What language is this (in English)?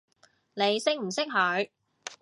Cantonese